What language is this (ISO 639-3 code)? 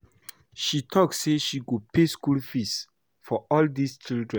pcm